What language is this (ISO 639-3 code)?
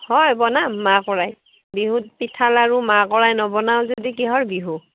asm